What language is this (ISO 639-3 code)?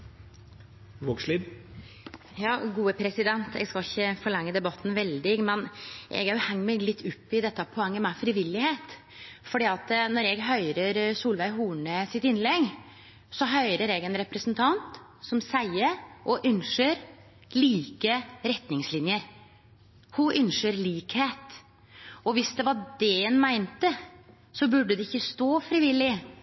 nor